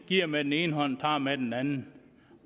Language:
Danish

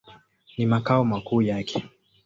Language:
Swahili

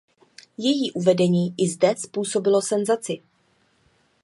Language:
Czech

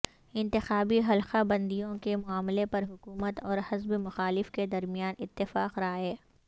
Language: Urdu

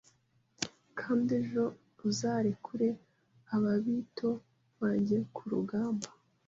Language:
Kinyarwanda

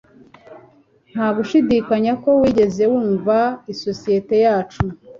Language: Kinyarwanda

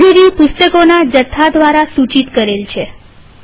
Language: Gujarati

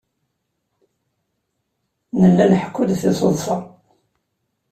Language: Kabyle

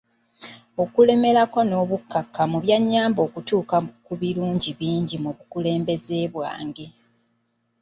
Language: Ganda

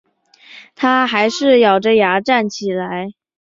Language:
Chinese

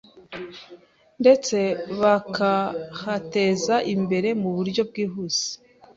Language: Kinyarwanda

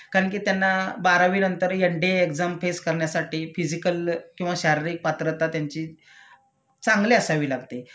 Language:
Marathi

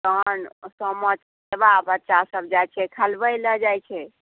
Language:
Maithili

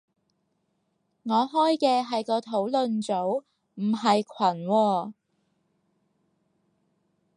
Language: Cantonese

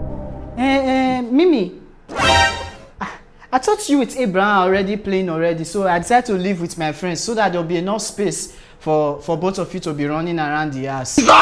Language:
English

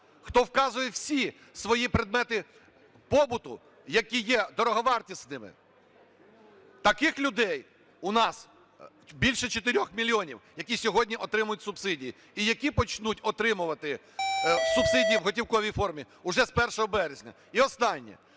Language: Ukrainian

